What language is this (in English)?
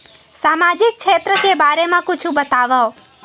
Chhattisgarhi